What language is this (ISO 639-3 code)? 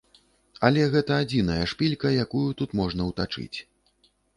bel